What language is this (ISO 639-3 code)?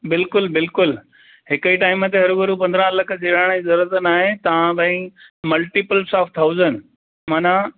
snd